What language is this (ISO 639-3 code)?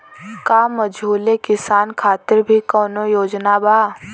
bho